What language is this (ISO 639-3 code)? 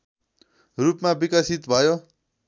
nep